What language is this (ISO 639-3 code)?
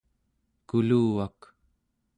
esu